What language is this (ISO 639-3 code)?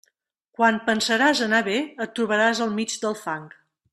cat